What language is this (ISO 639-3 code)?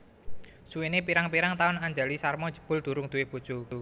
jav